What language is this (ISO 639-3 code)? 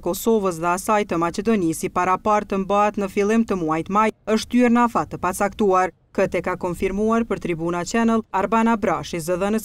ron